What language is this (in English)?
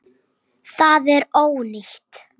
Icelandic